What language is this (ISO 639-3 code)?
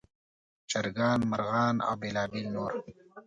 pus